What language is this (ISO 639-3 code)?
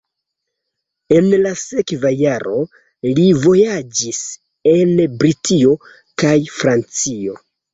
epo